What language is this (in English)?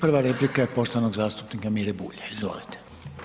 Croatian